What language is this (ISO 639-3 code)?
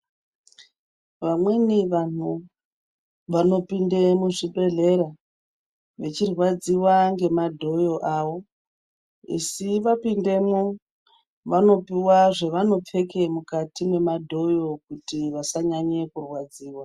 ndc